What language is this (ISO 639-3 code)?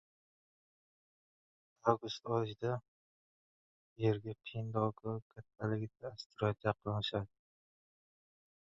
uzb